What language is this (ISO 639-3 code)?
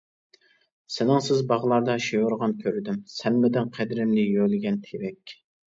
uig